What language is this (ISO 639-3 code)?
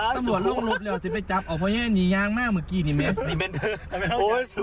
tha